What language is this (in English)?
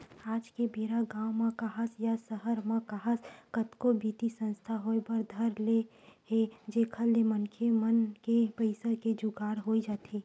Chhattisgarhi